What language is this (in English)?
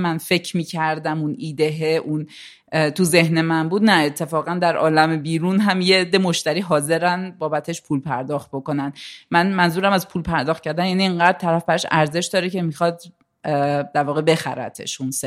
Persian